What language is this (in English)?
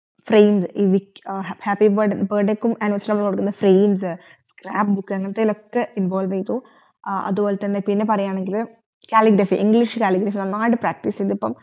Malayalam